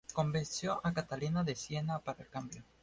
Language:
Spanish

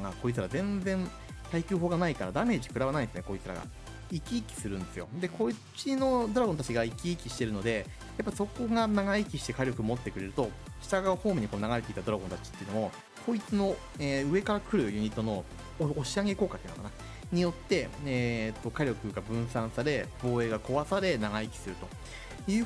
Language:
Japanese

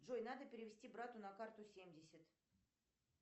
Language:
Russian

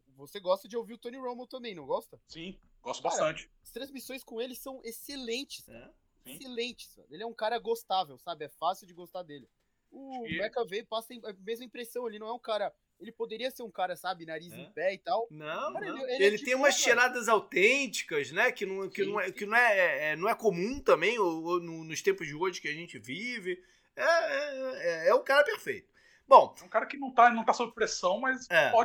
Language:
Portuguese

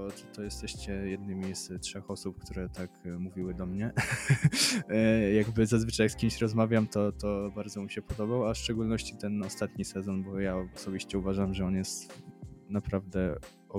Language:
Polish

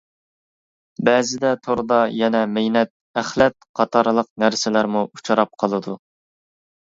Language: Uyghur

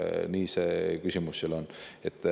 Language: Estonian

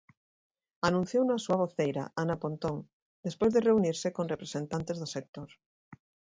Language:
Galician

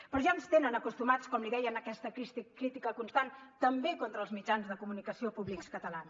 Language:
Catalan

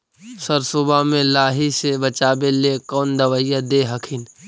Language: Magahi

